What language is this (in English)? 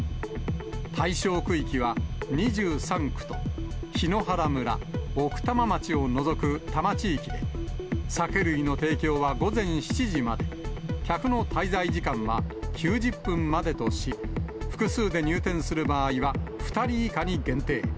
Japanese